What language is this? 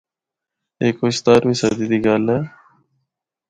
Northern Hindko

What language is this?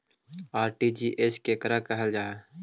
Magahi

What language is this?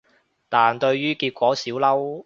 Cantonese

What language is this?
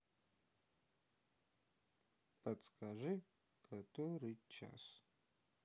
Russian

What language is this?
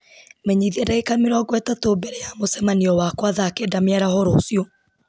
Kikuyu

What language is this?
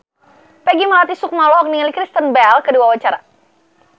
Sundanese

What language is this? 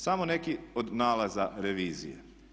Croatian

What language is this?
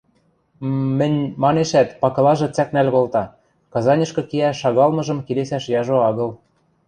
Western Mari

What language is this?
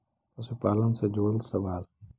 Magahi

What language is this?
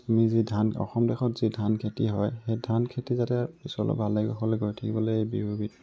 Assamese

